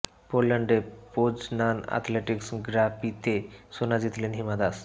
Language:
Bangla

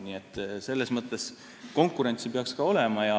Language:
Estonian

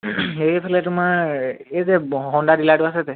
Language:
Assamese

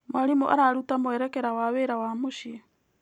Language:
Kikuyu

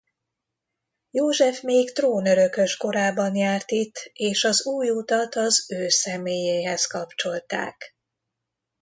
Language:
Hungarian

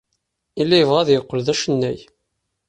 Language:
Kabyle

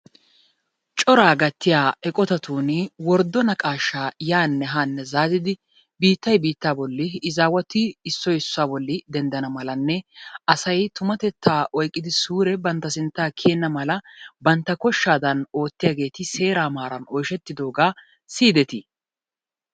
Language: Wolaytta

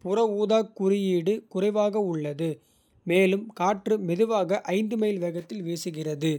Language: Kota (India)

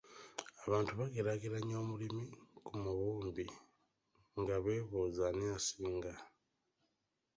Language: Ganda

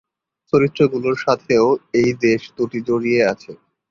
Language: Bangla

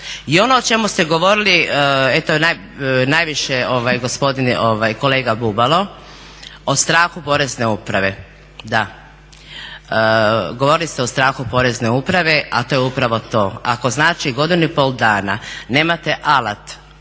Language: Croatian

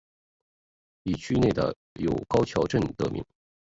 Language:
Chinese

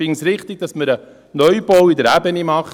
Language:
Swiss German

